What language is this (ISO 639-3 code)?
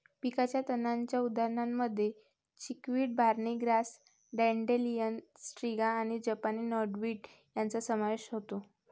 mar